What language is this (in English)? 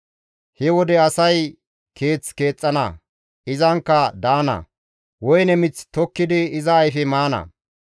Gamo